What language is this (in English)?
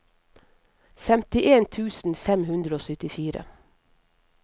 Norwegian